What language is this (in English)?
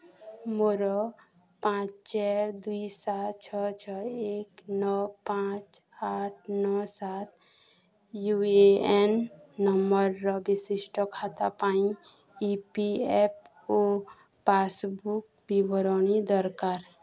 Odia